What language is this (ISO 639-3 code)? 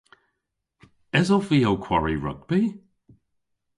cor